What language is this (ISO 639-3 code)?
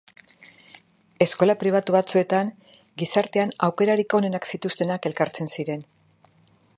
eus